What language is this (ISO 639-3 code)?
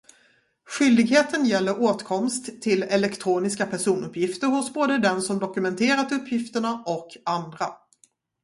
swe